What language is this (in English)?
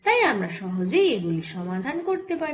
Bangla